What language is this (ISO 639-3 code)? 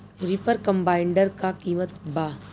bho